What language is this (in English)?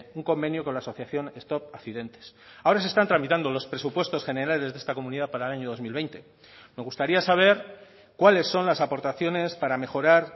Spanish